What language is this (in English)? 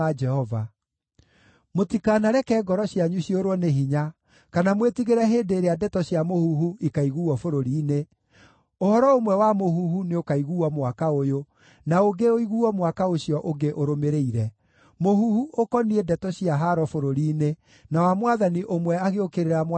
Kikuyu